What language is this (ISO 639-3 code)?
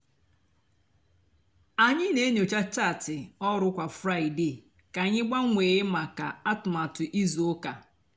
ibo